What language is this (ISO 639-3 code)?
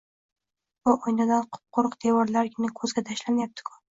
uzb